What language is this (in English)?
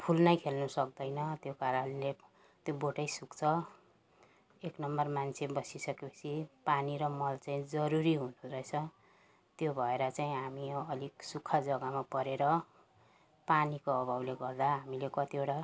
Nepali